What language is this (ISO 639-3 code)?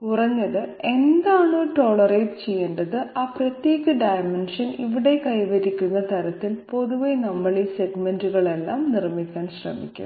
mal